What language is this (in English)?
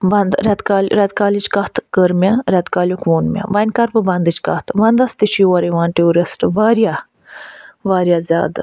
Kashmiri